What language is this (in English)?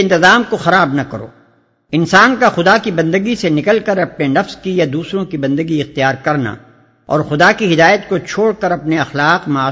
Urdu